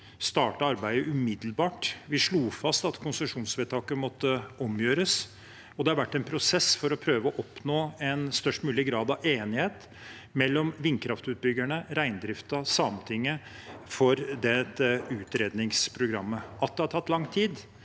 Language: Norwegian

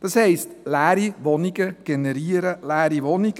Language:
Swiss German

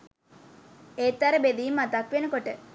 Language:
Sinhala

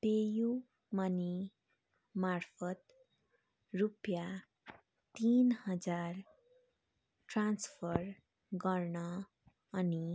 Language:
Nepali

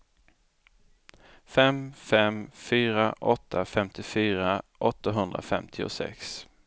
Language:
Swedish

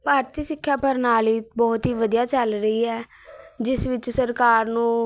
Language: Punjabi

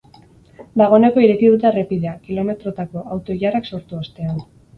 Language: Basque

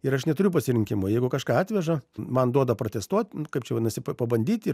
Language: Lithuanian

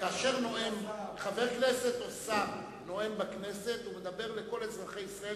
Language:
Hebrew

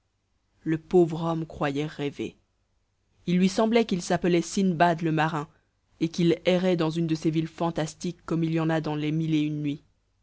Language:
French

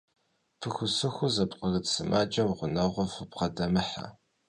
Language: Kabardian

